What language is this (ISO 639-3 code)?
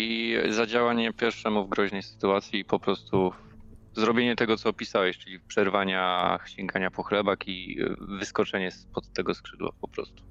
pol